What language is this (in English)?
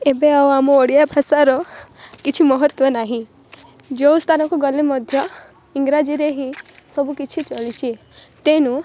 Odia